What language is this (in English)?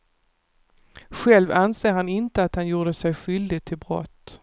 Swedish